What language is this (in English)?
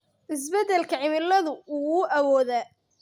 Somali